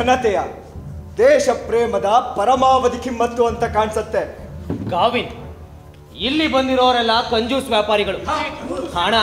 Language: Kannada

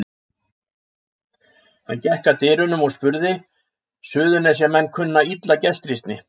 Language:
Icelandic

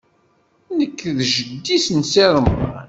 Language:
Kabyle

